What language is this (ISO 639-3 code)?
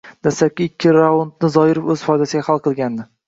uzb